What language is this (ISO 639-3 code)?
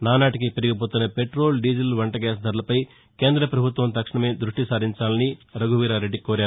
tel